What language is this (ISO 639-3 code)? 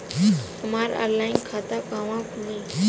bho